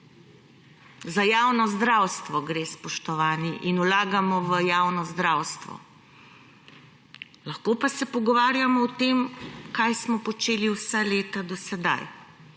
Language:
Slovenian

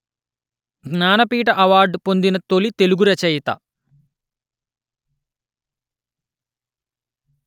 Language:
Telugu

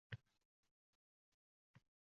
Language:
Uzbek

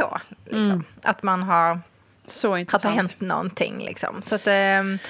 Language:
Swedish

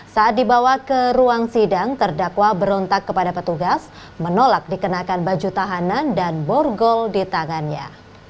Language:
Indonesian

